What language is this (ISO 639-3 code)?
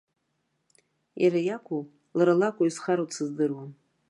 abk